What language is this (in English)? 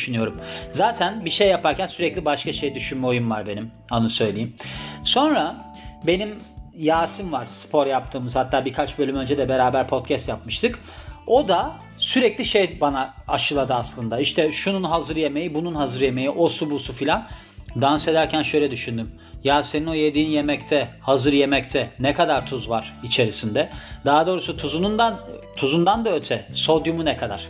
Turkish